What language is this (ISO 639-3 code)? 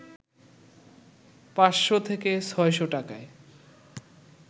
ben